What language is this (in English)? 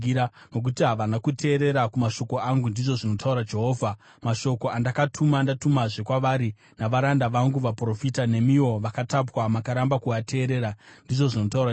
Shona